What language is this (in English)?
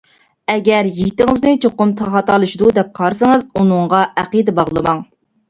Uyghur